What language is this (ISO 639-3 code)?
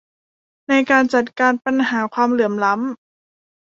tha